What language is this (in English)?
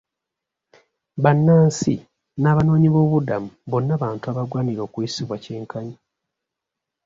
Ganda